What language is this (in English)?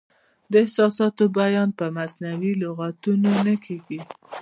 Pashto